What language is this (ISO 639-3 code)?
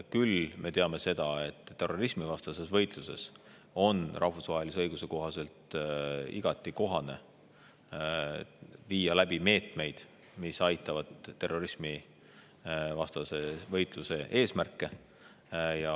est